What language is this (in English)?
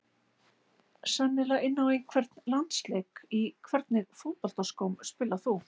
Icelandic